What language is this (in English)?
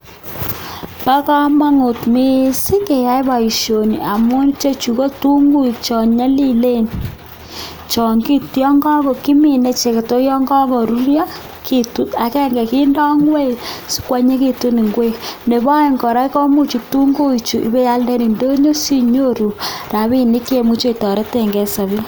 Kalenjin